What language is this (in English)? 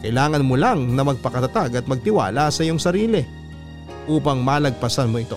Filipino